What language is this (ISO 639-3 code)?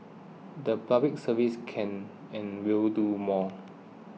eng